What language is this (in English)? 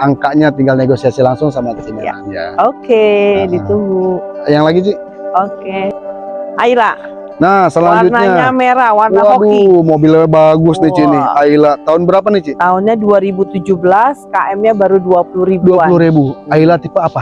Indonesian